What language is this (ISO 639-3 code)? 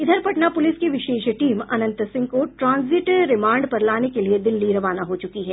hin